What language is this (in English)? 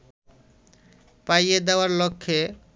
Bangla